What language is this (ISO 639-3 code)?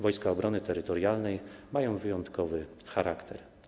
pol